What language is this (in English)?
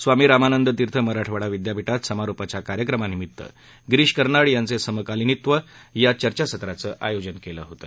Marathi